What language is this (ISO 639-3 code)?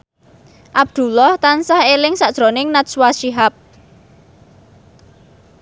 jav